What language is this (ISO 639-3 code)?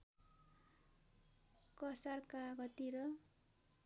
nep